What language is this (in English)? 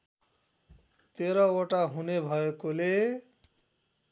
Nepali